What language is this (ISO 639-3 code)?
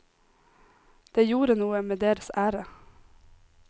nor